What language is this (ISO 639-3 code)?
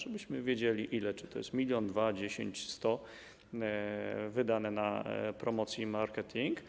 pol